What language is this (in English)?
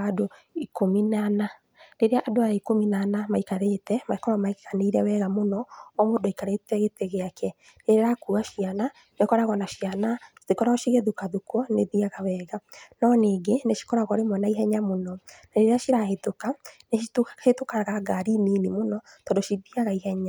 Kikuyu